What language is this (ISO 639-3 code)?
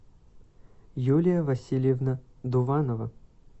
rus